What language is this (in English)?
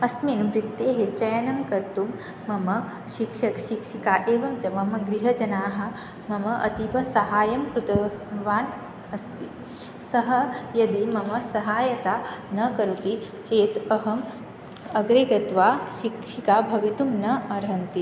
Sanskrit